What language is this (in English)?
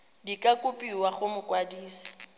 Tswana